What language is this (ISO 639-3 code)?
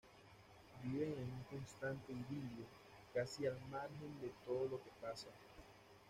spa